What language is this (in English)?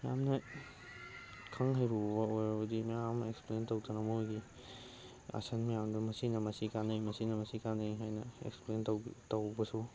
Manipuri